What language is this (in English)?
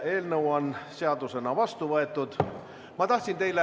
Estonian